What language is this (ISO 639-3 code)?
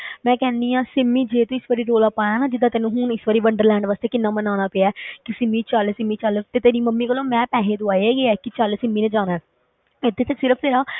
pan